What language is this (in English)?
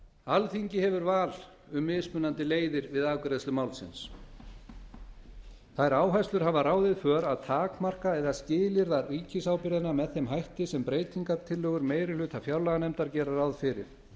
Icelandic